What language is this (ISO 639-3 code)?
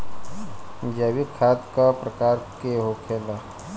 bho